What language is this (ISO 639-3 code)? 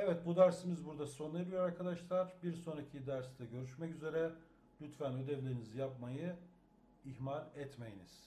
tur